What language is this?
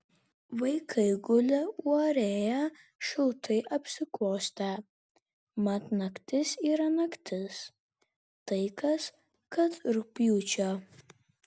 Lithuanian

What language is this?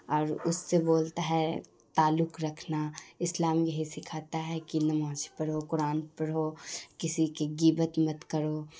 Urdu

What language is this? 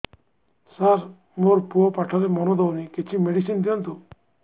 Odia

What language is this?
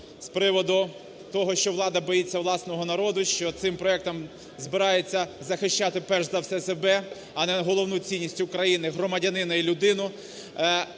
Ukrainian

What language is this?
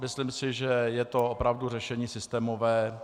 Czech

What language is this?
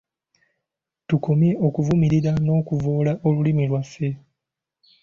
Ganda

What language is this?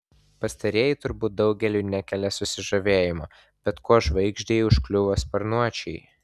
Lithuanian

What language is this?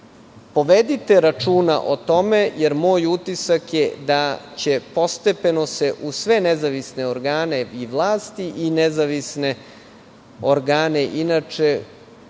Serbian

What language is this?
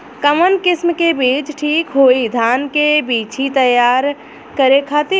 Bhojpuri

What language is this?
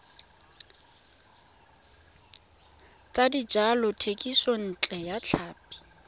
Tswana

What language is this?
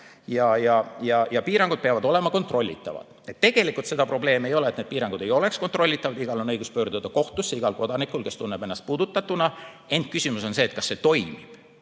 Estonian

